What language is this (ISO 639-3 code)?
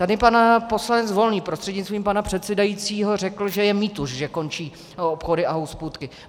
ces